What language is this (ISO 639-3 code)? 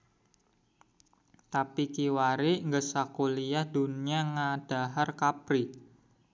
sun